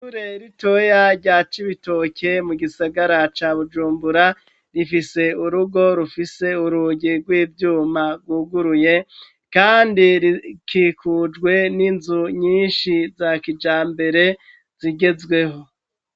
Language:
Rundi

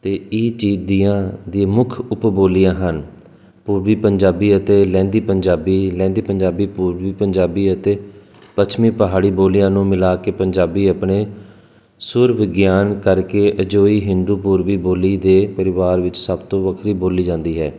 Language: Punjabi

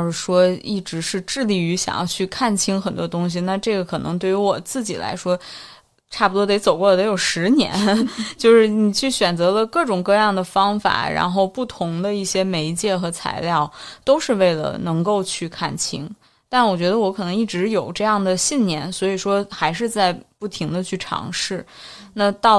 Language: Chinese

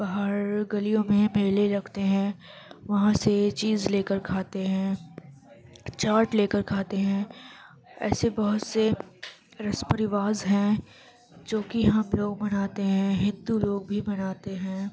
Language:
Urdu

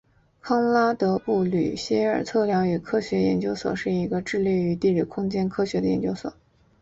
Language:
Chinese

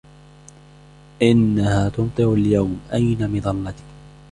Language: Arabic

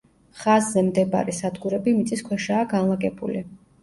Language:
Georgian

